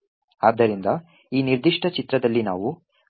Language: Kannada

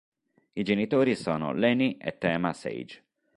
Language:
Italian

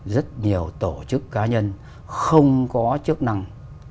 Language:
Vietnamese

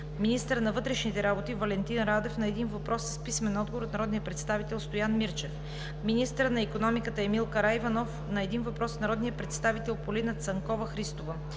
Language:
Bulgarian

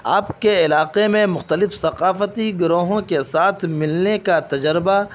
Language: Urdu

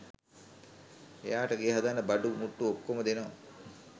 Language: Sinhala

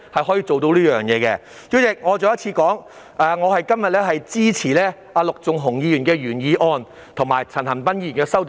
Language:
Cantonese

